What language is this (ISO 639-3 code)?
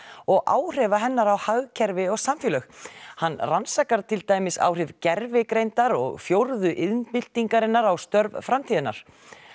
isl